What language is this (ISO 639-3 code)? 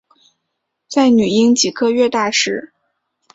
zho